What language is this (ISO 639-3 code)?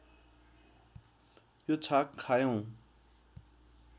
nep